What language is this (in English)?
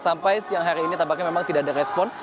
Indonesian